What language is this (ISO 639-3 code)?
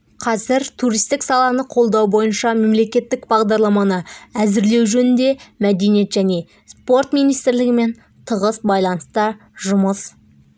kaz